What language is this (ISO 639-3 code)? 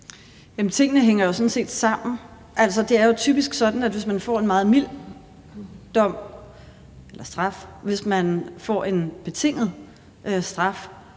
dan